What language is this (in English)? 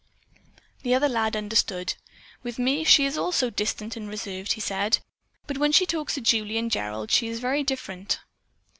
English